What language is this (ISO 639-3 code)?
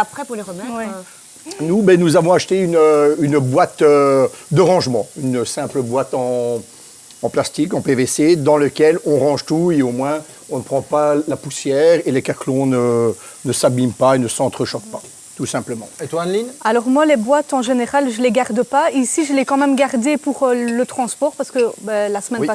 fra